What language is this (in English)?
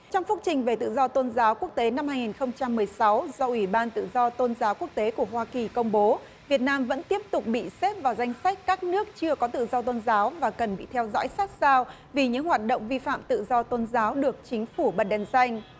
Vietnamese